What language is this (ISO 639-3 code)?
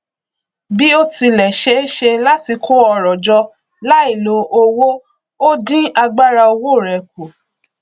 yor